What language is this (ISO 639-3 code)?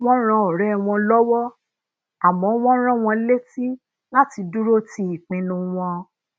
yor